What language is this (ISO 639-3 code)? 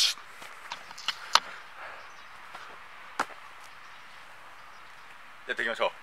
jpn